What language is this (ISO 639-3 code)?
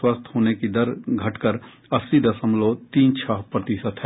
hin